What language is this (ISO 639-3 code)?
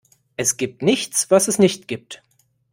deu